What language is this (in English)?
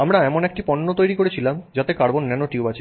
Bangla